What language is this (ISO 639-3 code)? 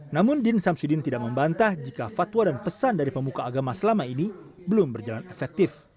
ind